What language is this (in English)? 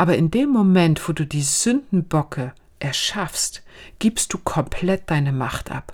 German